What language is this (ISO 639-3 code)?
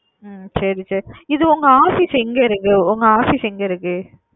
tam